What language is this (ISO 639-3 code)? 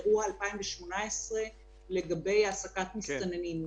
heb